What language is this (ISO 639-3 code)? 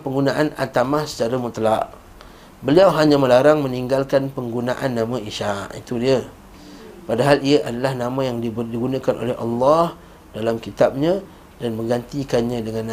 msa